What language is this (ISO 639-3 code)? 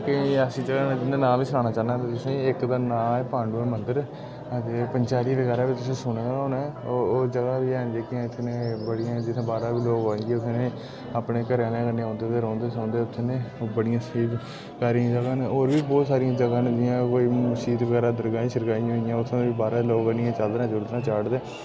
doi